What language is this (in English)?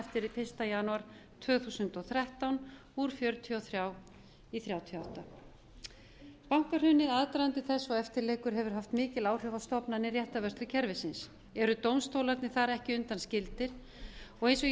Icelandic